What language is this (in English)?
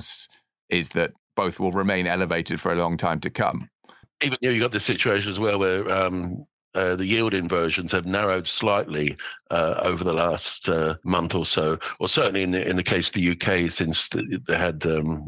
English